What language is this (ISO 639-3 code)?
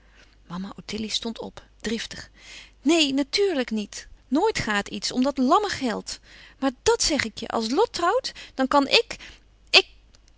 nld